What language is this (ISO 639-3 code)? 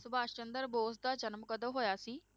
pan